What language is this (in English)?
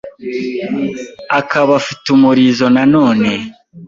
Kinyarwanda